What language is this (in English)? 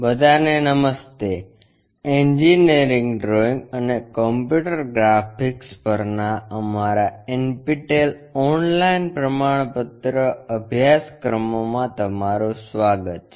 Gujarati